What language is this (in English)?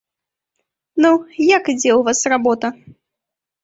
Belarusian